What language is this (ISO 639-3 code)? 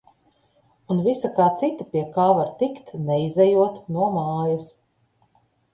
lav